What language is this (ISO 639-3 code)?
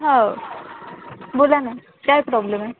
mar